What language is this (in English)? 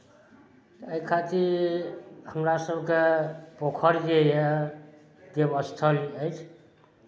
Maithili